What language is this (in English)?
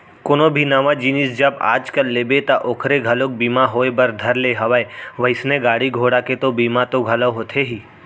Chhattisgarhi